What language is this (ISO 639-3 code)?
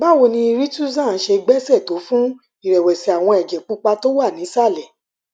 yor